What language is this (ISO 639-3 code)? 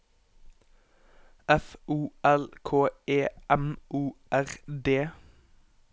nor